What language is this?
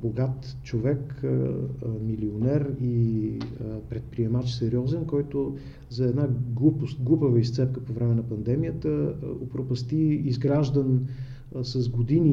Bulgarian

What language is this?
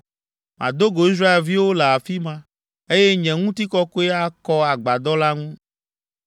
Ewe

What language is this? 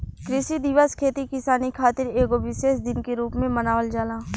Bhojpuri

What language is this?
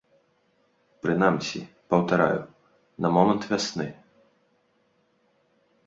Belarusian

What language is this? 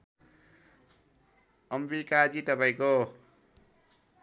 Nepali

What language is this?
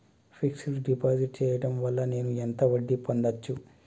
Telugu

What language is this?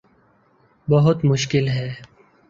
Urdu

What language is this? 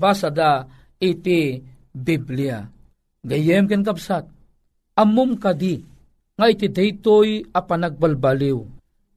Filipino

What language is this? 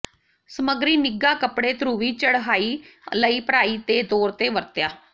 Punjabi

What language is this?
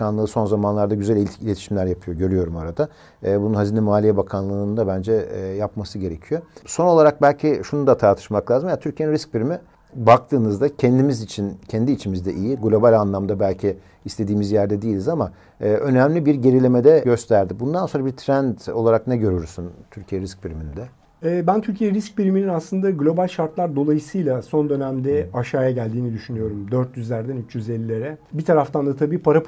Turkish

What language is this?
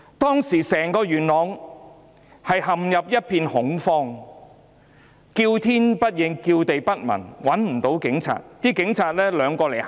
Cantonese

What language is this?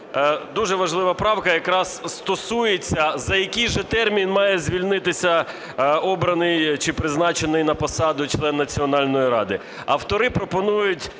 Ukrainian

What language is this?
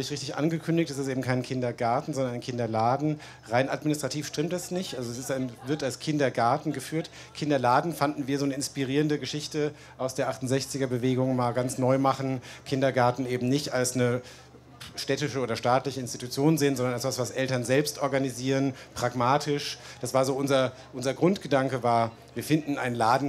German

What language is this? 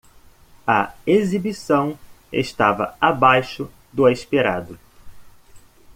Portuguese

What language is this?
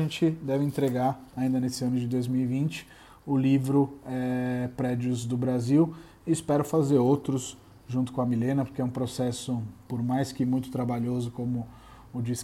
Portuguese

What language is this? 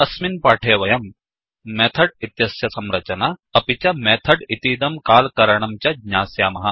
Sanskrit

